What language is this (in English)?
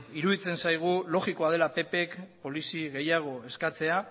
Basque